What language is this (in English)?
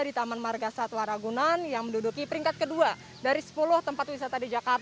Indonesian